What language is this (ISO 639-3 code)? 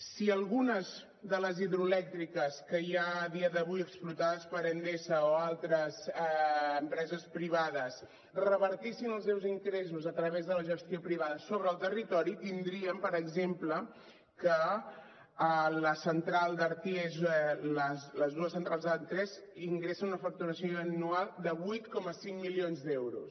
cat